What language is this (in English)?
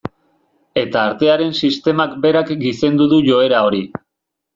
Basque